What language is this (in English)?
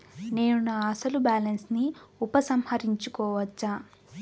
Telugu